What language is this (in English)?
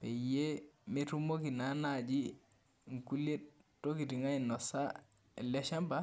Masai